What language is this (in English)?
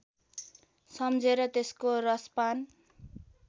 Nepali